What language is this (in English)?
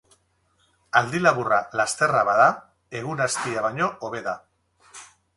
Basque